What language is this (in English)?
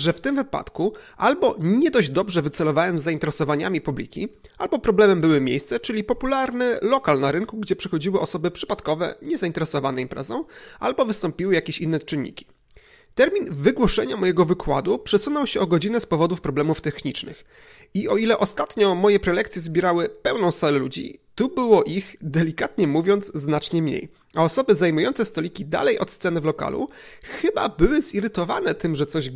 Polish